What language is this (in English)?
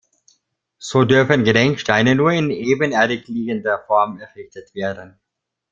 German